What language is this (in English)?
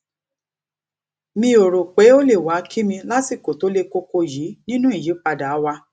Yoruba